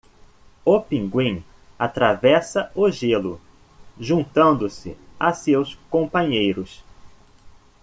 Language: Portuguese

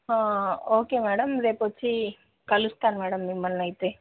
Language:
Telugu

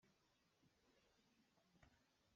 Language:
Hakha Chin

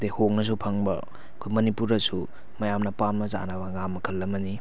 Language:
Manipuri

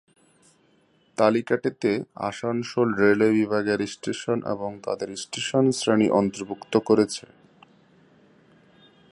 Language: Bangla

